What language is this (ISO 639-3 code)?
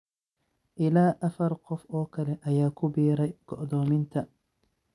som